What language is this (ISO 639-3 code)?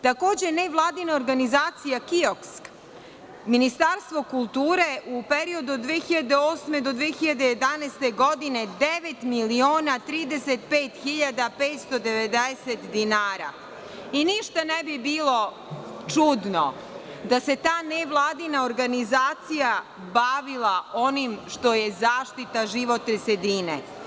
srp